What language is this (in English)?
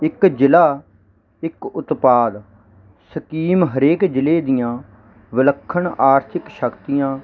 Punjabi